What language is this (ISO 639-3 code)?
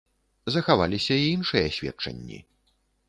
bel